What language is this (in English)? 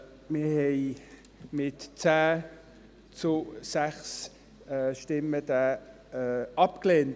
Swiss German